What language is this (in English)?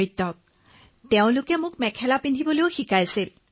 Assamese